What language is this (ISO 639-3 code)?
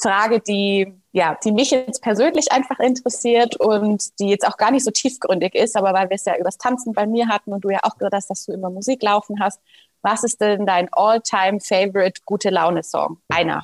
deu